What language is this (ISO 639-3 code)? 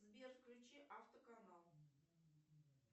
rus